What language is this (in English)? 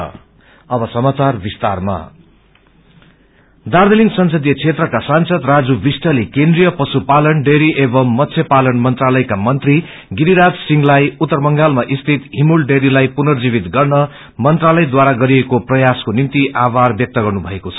Nepali